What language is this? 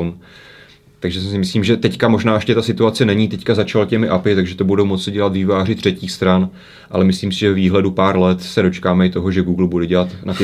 Czech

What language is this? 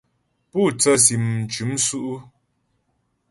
Ghomala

